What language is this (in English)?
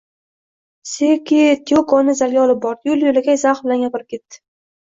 Uzbek